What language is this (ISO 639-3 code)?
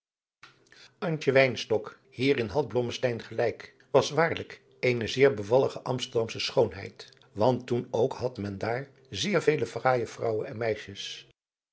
nld